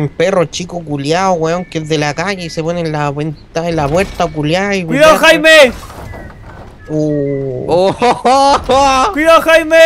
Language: Spanish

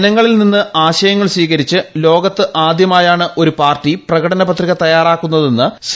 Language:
Malayalam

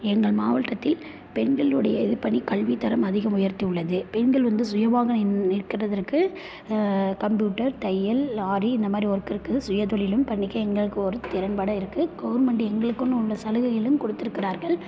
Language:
Tamil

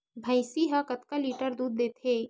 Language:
Chhattisgarhi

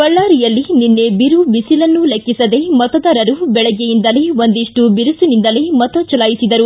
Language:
Kannada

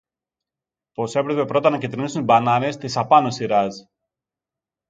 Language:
Greek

